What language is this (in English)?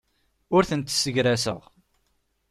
Kabyle